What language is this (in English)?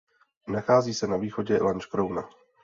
Czech